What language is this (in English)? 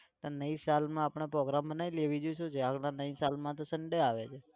Gujarati